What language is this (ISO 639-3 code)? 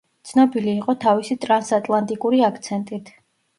kat